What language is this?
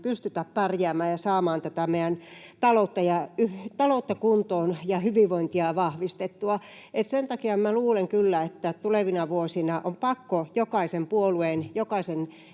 Finnish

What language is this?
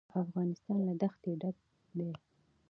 Pashto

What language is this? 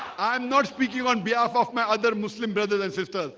English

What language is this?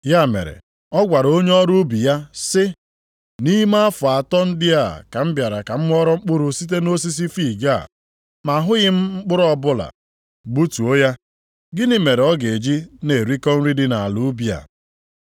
Igbo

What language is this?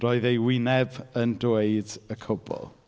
Welsh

